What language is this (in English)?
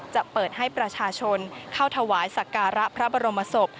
Thai